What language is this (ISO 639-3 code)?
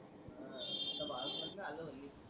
mar